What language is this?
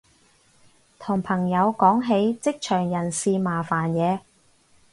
Cantonese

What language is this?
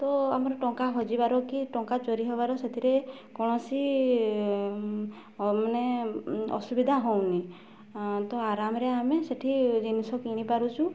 Odia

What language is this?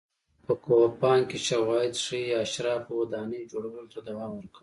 Pashto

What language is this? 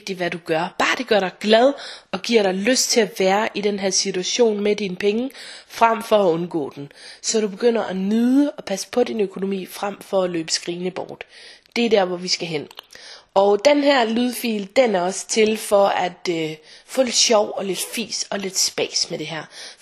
Danish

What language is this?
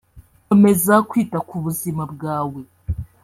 Kinyarwanda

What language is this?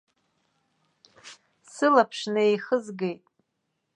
Abkhazian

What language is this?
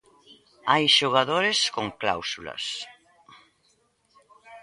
Galician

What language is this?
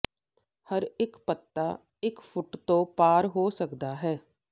Punjabi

